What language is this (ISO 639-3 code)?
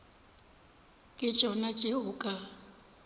nso